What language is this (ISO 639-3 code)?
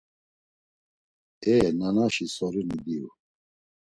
lzz